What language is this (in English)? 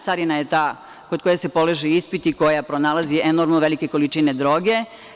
Serbian